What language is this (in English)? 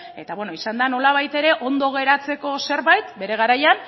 Basque